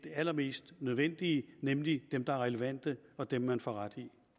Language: Danish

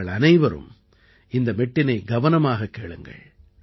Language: Tamil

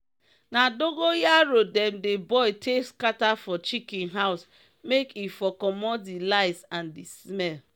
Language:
Nigerian Pidgin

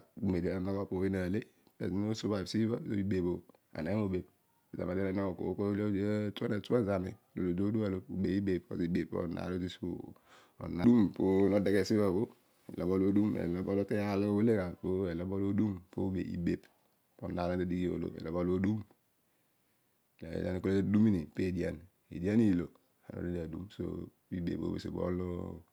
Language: Odual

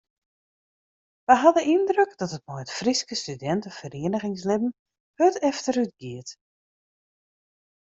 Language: Western Frisian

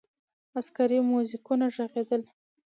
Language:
Pashto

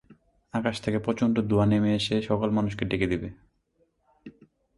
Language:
Bangla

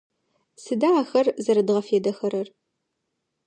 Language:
Adyghe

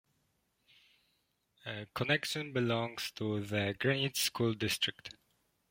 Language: English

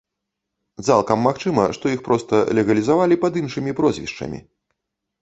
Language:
Belarusian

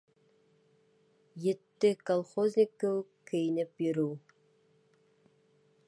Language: Bashkir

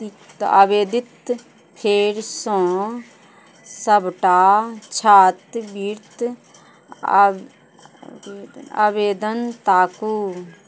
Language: Maithili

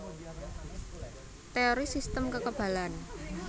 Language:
Javanese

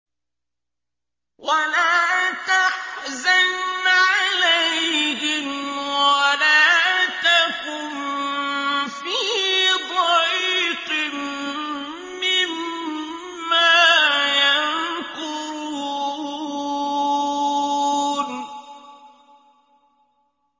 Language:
Arabic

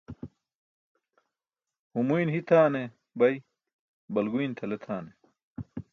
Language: Burushaski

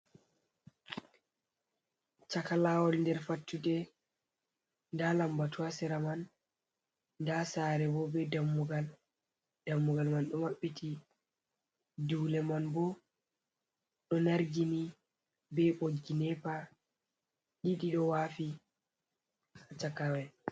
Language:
Fula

